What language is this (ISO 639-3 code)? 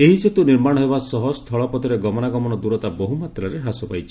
ori